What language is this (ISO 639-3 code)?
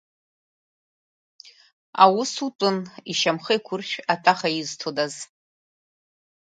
abk